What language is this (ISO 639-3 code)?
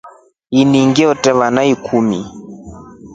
rof